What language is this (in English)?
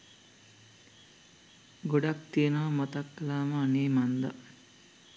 Sinhala